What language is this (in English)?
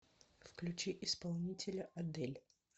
Russian